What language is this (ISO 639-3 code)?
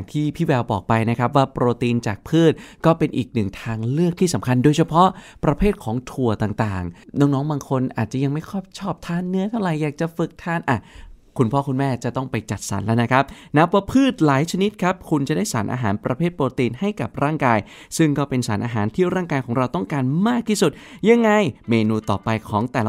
tha